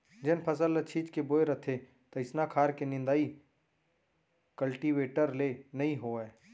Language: Chhattisgarhi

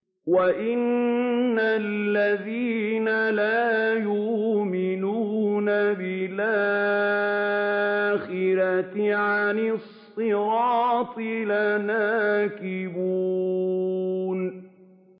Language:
Arabic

